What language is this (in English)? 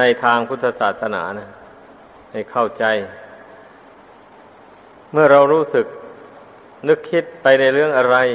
Thai